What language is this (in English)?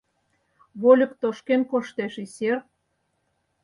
Mari